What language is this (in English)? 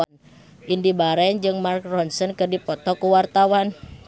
Sundanese